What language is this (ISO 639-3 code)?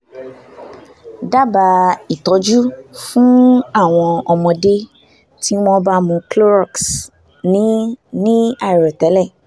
yor